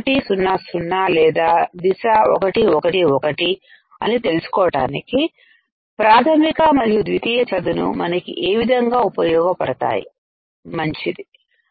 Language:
Telugu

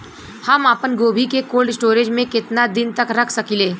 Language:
Bhojpuri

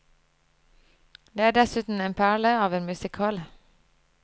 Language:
Norwegian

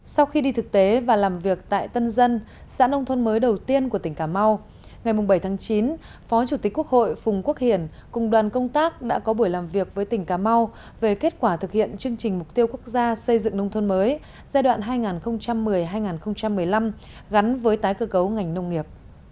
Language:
Vietnamese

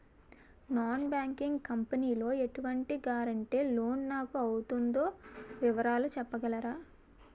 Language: Telugu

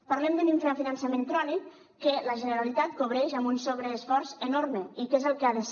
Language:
Catalan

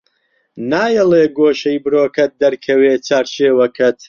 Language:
Central Kurdish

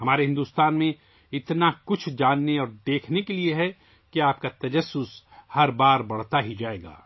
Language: Urdu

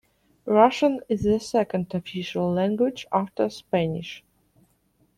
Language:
English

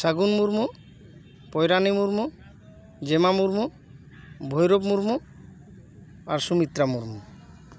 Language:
Santali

